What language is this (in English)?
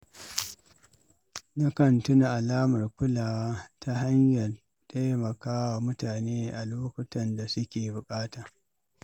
Hausa